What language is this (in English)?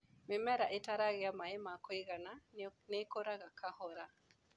Kikuyu